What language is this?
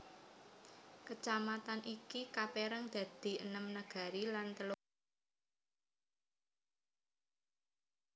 Javanese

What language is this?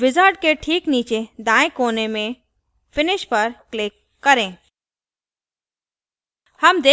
Hindi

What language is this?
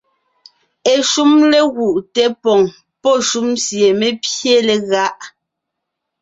Ngiemboon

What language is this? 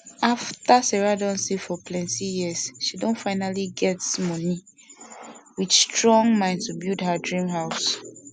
Nigerian Pidgin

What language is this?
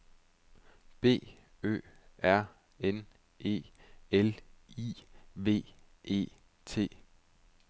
Danish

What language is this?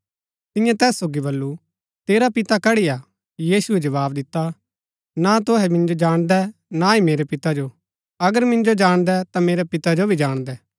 Gaddi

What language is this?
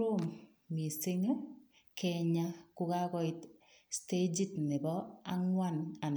Kalenjin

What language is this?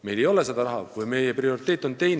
Estonian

